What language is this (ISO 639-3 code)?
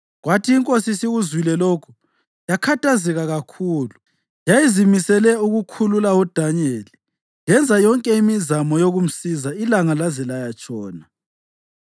nde